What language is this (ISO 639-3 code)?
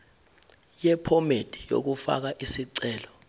zul